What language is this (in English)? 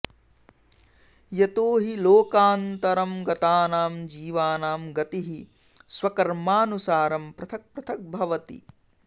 Sanskrit